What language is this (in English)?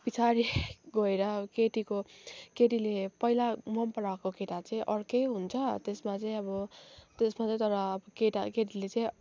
Nepali